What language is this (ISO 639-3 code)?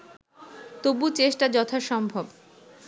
ben